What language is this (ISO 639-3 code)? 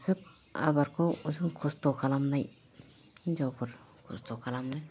brx